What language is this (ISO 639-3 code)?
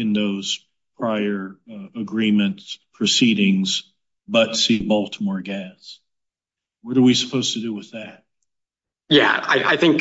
eng